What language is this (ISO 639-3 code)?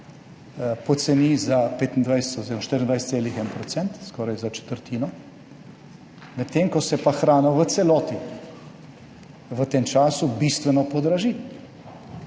slv